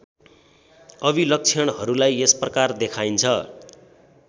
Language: Nepali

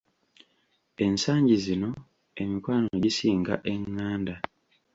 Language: Ganda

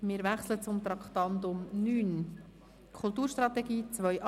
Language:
Swiss German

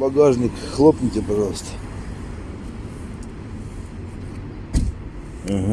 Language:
Russian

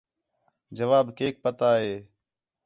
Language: Khetrani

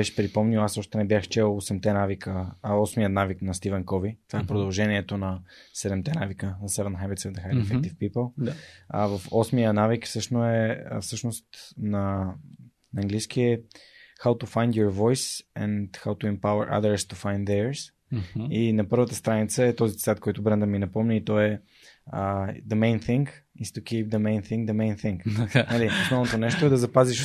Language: Bulgarian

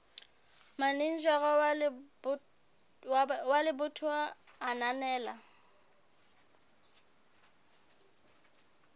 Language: Southern Sotho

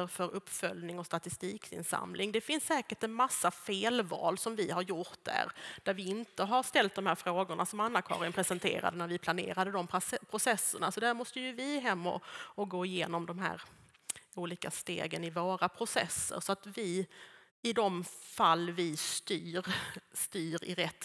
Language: Swedish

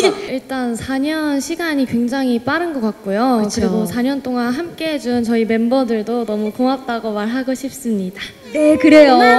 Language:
Korean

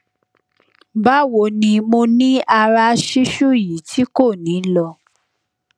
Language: Yoruba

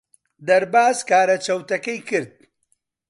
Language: Central Kurdish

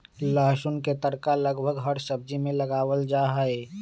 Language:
Magahi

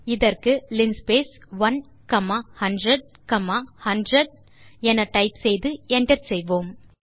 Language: Tamil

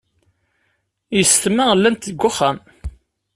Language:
Kabyle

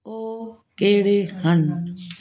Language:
Punjabi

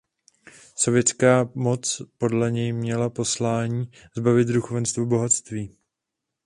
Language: Czech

